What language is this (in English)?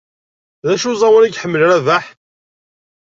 Kabyle